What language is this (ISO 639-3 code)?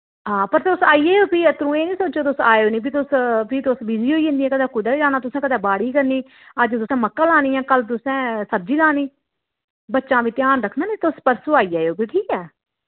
doi